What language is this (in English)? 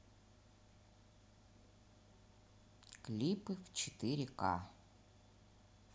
Russian